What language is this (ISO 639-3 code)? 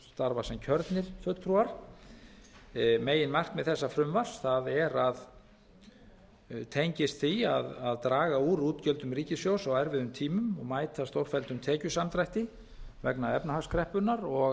isl